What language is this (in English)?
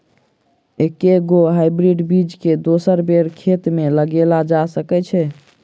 Maithili